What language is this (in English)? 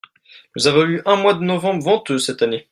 French